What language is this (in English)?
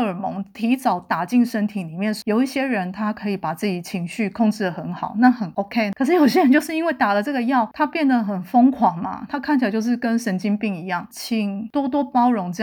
Chinese